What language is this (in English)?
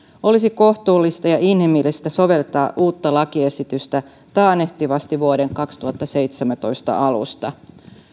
Finnish